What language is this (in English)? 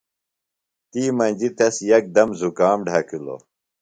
Phalura